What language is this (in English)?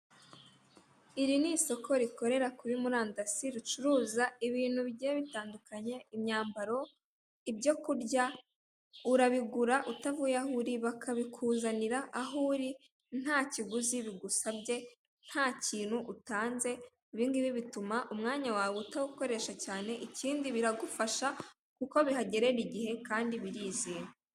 Kinyarwanda